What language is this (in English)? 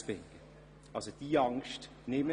Swiss German